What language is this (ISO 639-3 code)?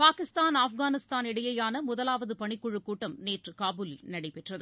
tam